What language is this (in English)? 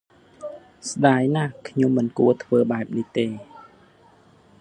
Khmer